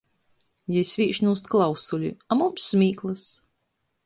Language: Latgalian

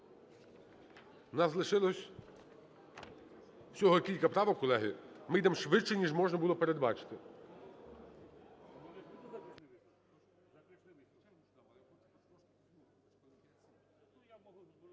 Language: Ukrainian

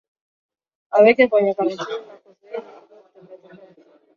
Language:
Swahili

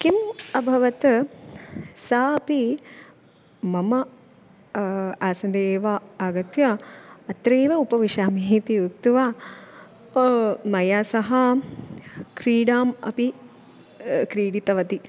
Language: Sanskrit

